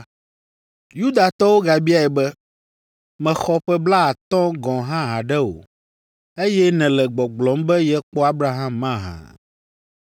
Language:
Ewe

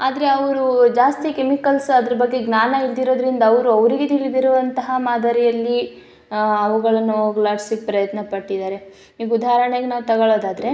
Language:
Kannada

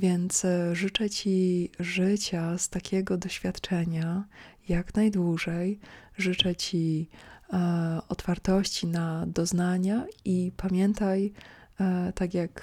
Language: Polish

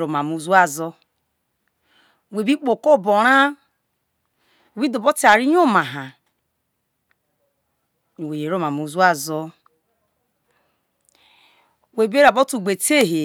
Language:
Isoko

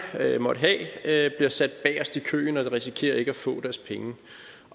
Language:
Danish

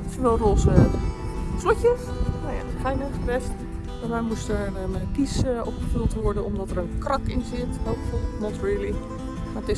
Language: Dutch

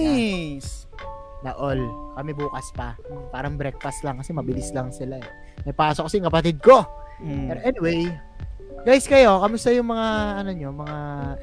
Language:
Filipino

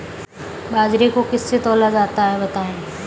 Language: Hindi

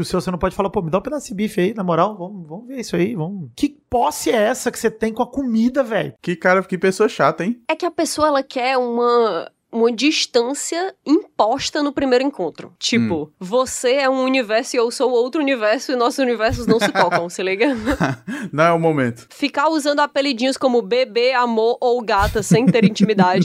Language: Portuguese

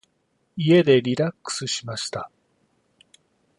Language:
Japanese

